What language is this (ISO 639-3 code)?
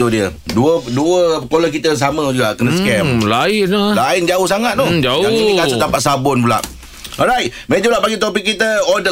msa